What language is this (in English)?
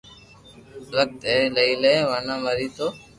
Loarki